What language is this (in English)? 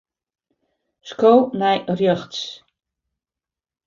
Western Frisian